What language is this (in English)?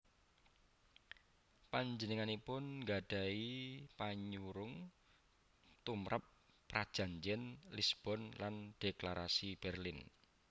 Javanese